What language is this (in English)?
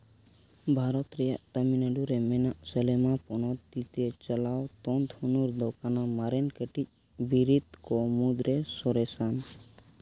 Santali